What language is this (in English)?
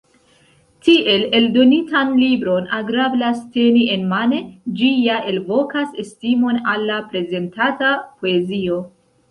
Esperanto